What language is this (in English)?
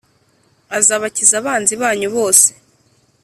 Kinyarwanda